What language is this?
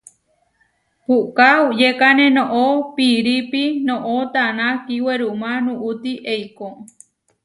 Huarijio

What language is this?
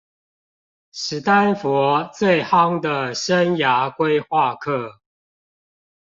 Chinese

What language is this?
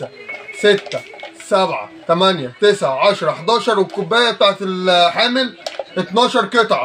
Arabic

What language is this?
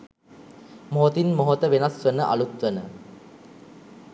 Sinhala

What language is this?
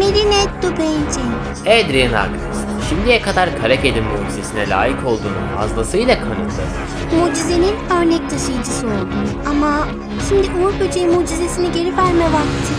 Turkish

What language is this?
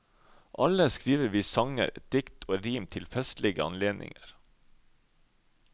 Norwegian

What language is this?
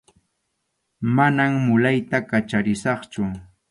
Arequipa-La Unión Quechua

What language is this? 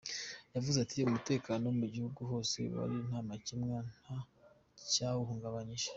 Kinyarwanda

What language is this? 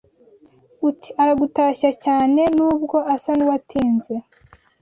Kinyarwanda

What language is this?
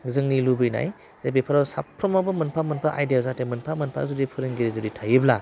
Bodo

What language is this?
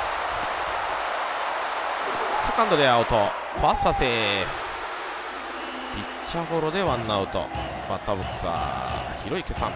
Japanese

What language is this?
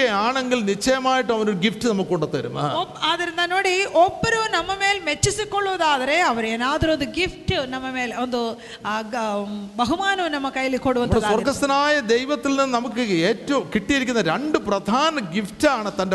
Malayalam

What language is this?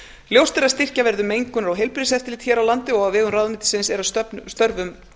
Icelandic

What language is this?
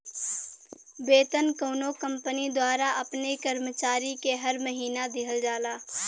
Bhojpuri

